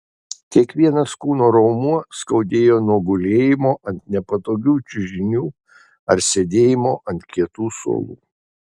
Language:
Lithuanian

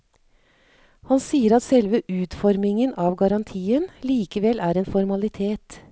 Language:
Norwegian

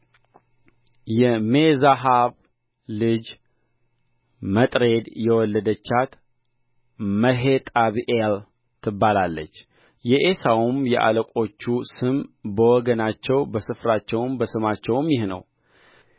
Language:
Amharic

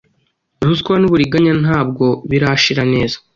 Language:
Kinyarwanda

